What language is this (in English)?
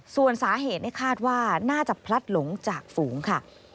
Thai